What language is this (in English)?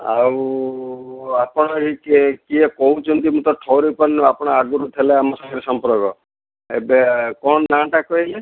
Odia